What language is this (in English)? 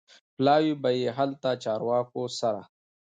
Pashto